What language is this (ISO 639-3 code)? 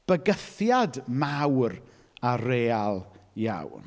cym